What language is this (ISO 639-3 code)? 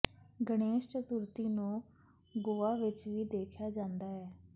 pan